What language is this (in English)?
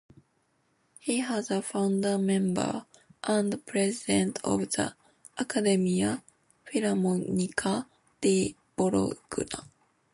English